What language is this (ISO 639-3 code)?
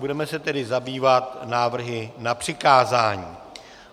ces